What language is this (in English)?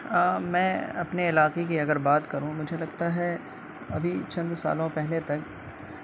Urdu